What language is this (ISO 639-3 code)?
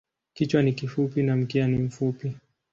swa